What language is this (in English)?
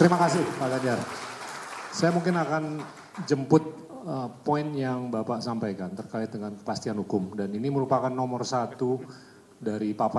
Indonesian